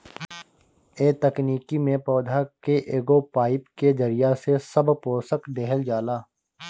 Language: Bhojpuri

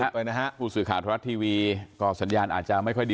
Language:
Thai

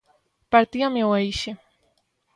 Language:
Galician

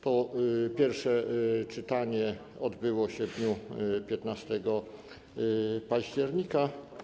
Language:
Polish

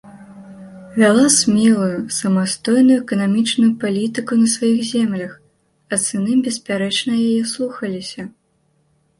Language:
Belarusian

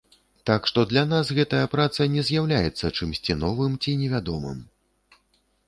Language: Belarusian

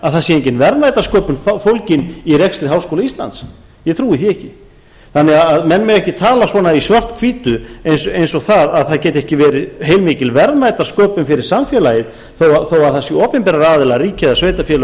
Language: Icelandic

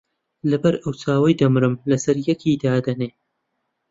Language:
Central Kurdish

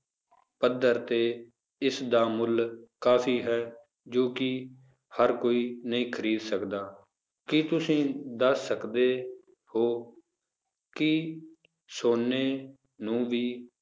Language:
Punjabi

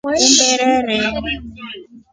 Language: Rombo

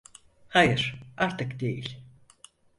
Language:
Turkish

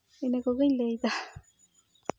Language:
Santali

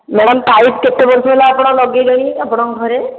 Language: Odia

